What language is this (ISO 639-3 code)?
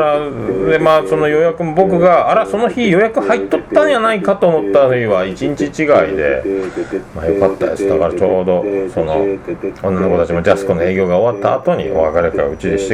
jpn